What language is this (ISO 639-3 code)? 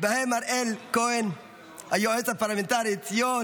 heb